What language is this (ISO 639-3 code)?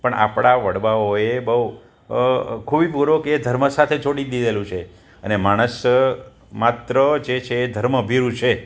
guj